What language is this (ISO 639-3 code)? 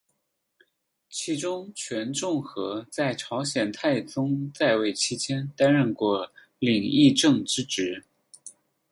zho